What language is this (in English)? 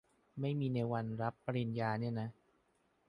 Thai